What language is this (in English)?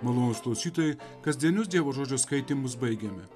Lithuanian